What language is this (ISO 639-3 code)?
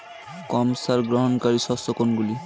ben